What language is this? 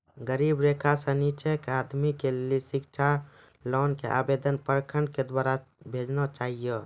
Maithili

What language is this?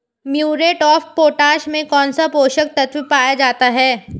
Hindi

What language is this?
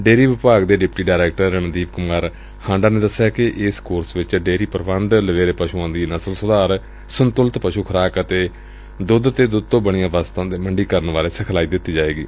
Punjabi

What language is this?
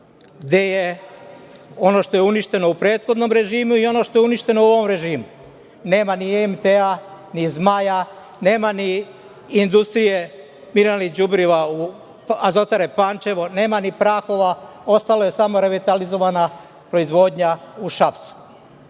Serbian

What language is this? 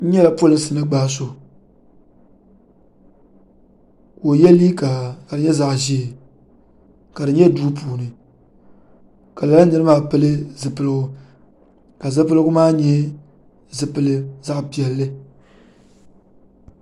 Dagbani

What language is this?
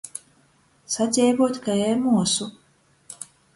Latgalian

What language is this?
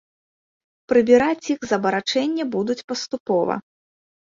Belarusian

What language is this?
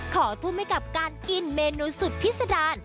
Thai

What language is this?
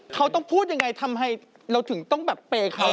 Thai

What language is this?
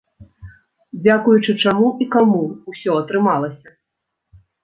Belarusian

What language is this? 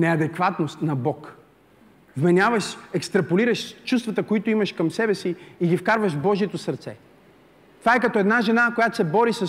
Bulgarian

